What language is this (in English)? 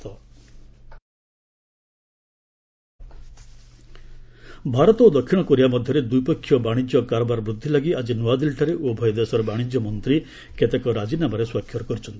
Odia